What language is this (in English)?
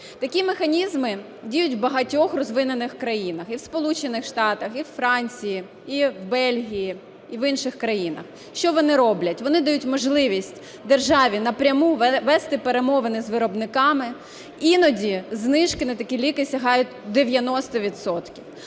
Ukrainian